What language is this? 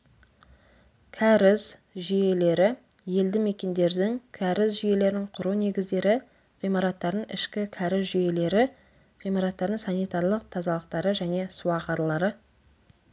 Kazakh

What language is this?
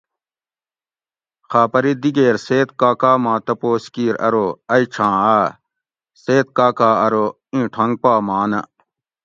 Gawri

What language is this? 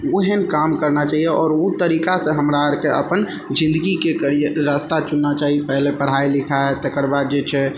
Maithili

